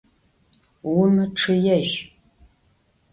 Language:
Adyghe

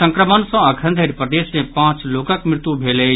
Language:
Maithili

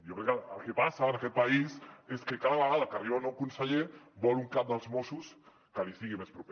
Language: Catalan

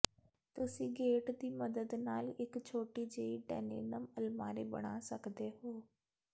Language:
Punjabi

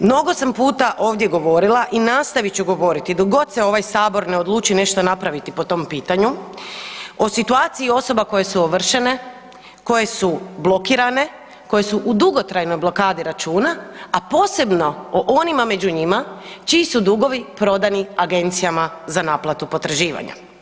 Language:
Croatian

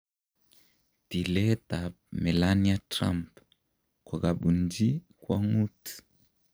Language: Kalenjin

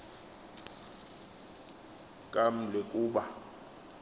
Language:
Xhosa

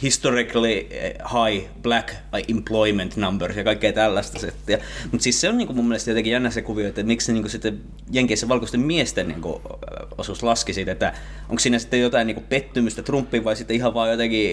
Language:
Finnish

